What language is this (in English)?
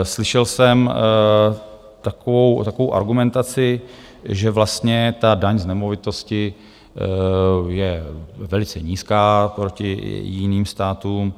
Czech